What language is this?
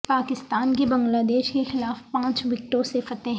Urdu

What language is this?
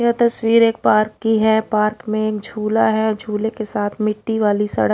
Hindi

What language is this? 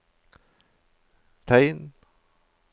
Norwegian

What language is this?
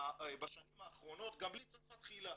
Hebrew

